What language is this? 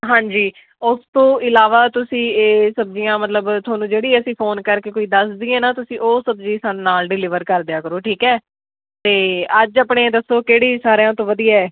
Punjabi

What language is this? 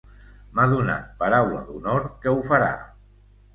Catalan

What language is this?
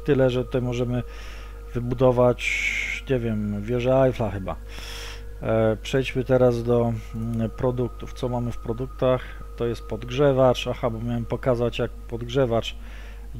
Polish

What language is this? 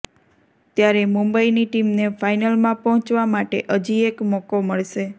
Gujarati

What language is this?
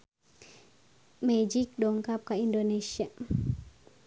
Sundanese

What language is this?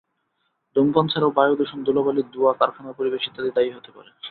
Bangla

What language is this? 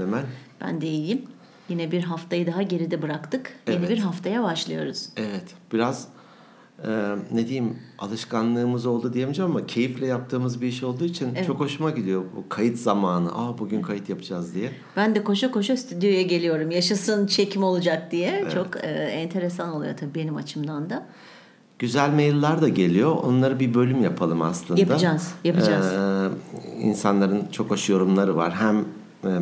Turkish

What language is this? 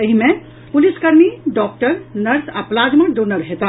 Maithili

